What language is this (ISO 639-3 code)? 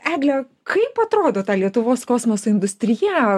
lit